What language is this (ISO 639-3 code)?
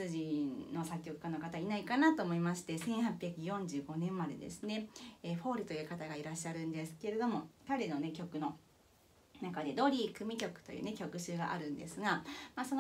jpn